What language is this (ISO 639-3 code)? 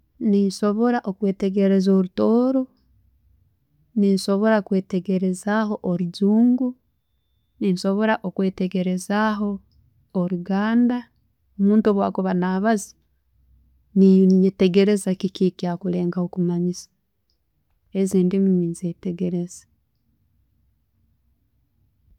ttj